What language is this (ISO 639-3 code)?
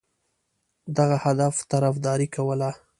pus